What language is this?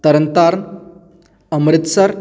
Punjabi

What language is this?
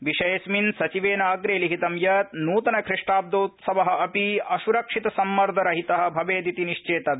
Sanskrit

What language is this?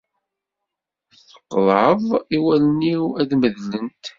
Kabyle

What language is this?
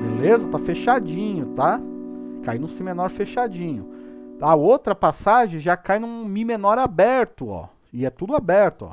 Portuguese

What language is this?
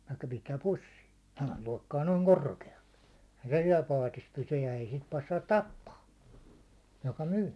Finnish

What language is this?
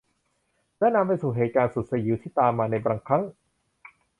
Thai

